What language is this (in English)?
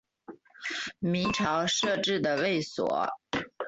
Chinese